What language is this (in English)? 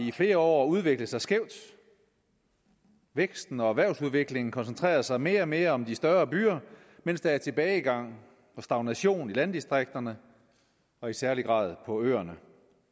Danish